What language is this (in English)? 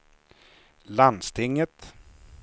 Swedish